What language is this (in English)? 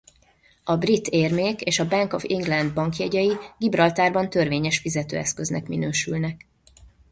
Hungarian